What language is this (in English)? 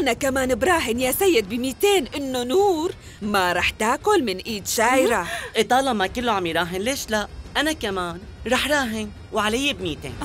Arabic